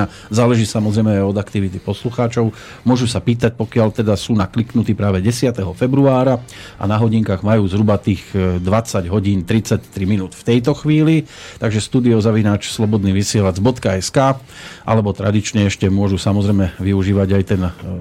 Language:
Slovak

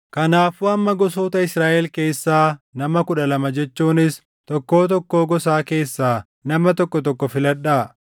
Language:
Oromo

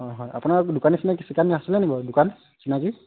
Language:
Assamese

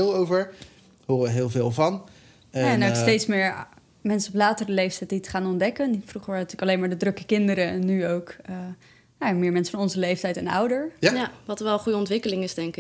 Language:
Dutch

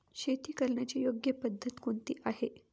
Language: Marathi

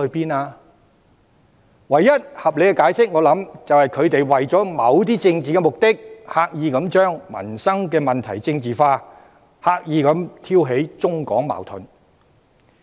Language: Cantonese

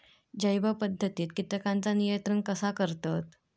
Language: Marathi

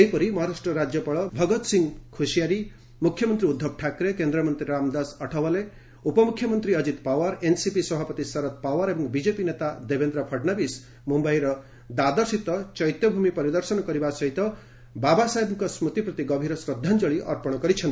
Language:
Odia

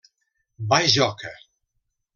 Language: Catalan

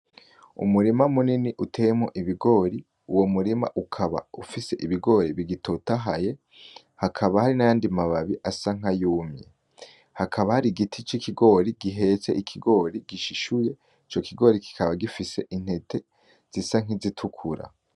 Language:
Rundi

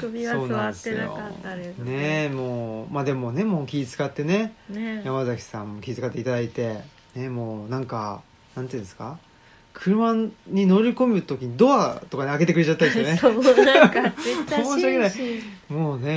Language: Japanese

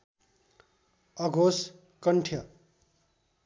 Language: Nepali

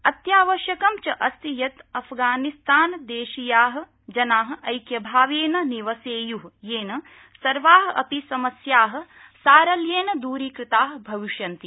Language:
Sanskrit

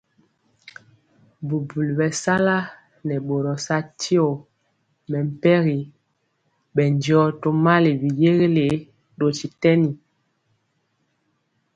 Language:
Mpiemo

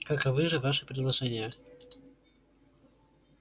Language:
Russian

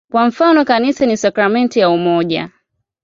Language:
Swahili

